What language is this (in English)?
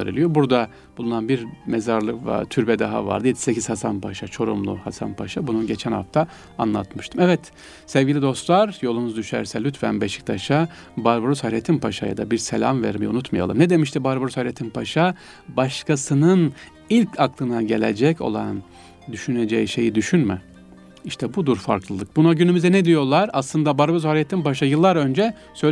Turkish